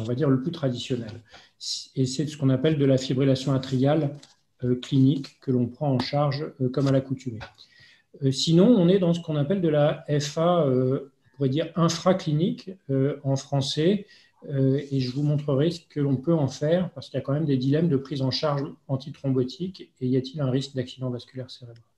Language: French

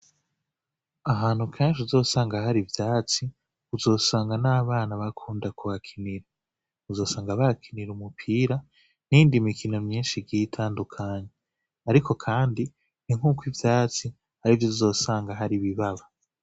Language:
Rundi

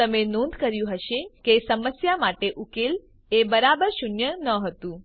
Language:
Gujarati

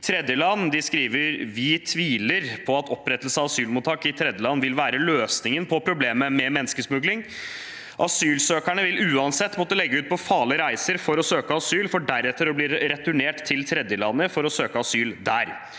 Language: Norwegian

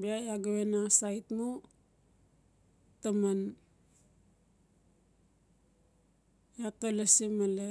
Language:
Notsi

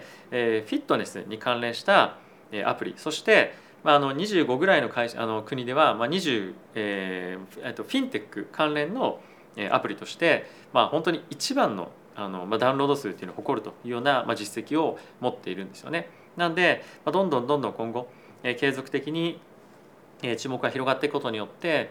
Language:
Japanese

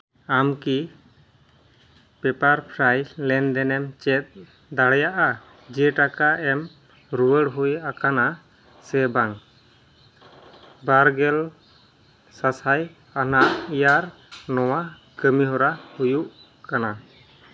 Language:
Santali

